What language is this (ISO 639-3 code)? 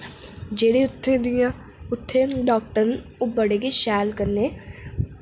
doi